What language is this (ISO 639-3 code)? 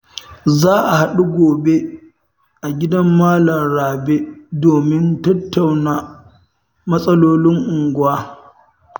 hau